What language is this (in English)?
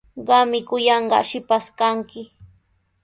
Sihuas Ancash Quechua